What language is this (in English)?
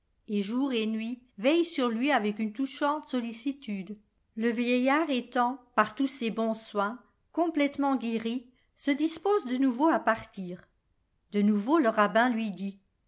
French